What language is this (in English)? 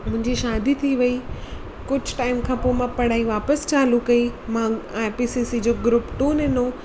Sindhi